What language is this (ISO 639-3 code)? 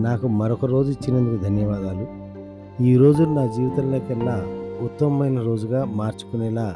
tel